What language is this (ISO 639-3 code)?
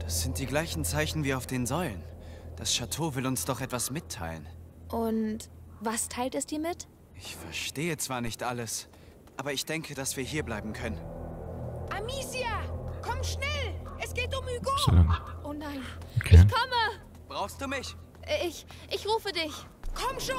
deu